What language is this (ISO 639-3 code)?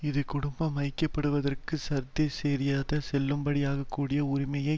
tam